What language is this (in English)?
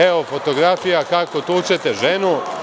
Serbian